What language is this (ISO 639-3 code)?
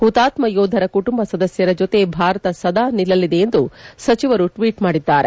kan